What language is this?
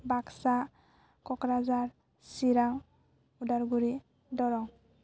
Bodo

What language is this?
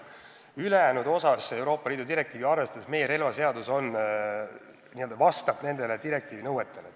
Estonian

